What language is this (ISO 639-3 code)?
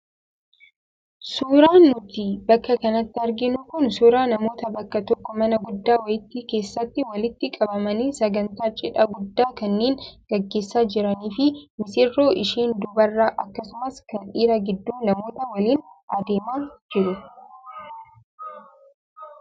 orm